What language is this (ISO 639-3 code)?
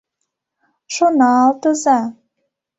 chm